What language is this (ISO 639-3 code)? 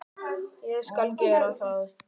isl